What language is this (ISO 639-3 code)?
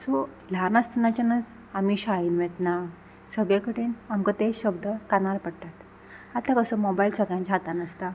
kok